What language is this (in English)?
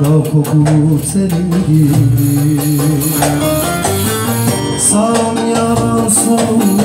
Turkish